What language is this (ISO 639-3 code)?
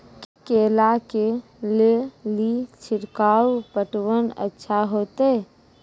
mai